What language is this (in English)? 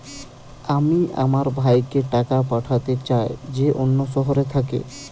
Bangla